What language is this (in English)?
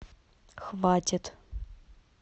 Russian